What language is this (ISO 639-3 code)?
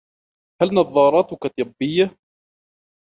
ara